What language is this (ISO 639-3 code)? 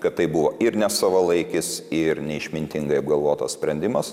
lit